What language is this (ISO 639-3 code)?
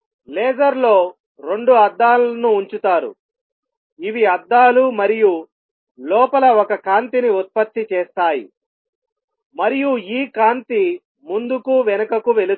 tel